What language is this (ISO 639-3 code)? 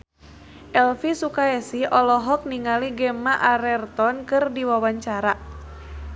sun